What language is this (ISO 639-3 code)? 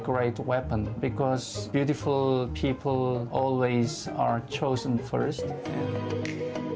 ind